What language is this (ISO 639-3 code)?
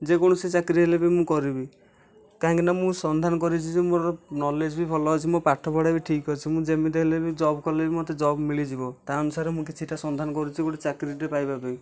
ori